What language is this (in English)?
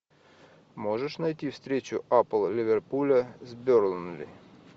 Russian